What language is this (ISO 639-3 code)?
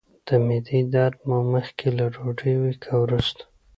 pus